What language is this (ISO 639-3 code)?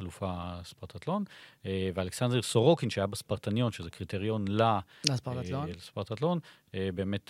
heb